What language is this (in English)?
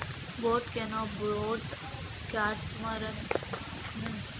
Kannada